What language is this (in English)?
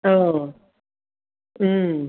Bodo